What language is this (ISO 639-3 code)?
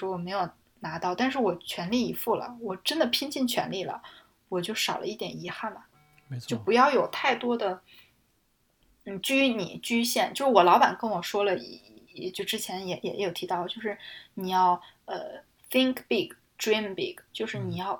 zho